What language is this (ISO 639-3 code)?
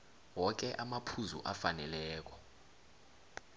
nbl